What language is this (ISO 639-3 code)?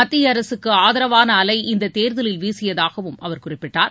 tam